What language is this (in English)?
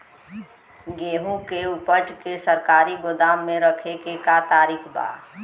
Bhojpuri